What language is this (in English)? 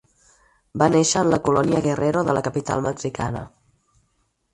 Catalan